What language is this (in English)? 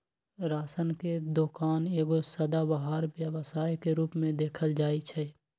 Magahi